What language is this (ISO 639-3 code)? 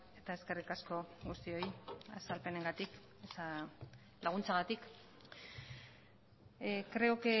eus